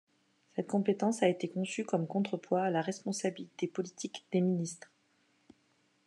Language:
French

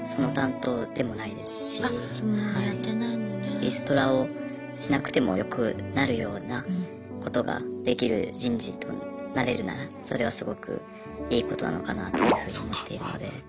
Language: Japanese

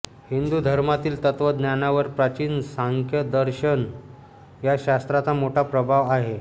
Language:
Marathi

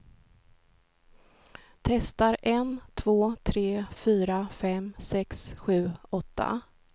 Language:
Swedish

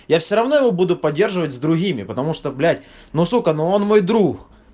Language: Russian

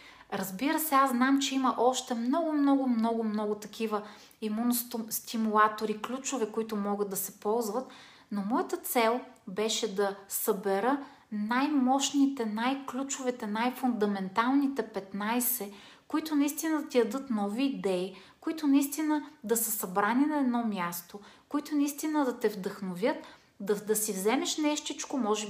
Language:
Bulgarian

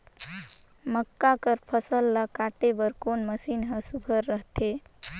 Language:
Chhattisgarhi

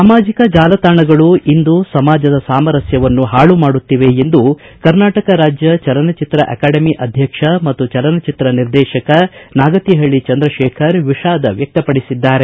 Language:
Kannada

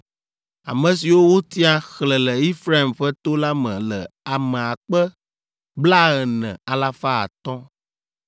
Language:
Ewe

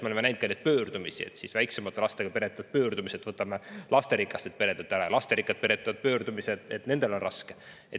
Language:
Estonian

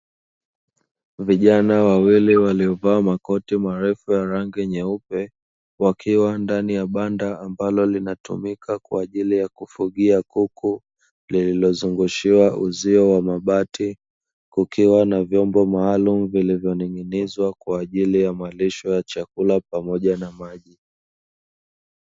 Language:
Swahili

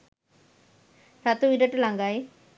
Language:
Sinhala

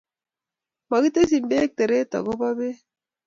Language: Kalenjin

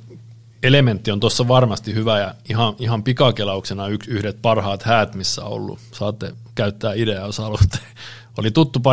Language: Finnish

